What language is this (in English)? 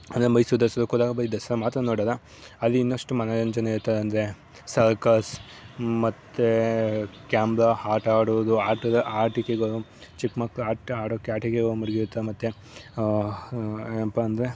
Kannada